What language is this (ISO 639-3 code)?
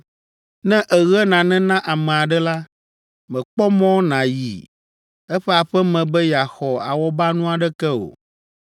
ewe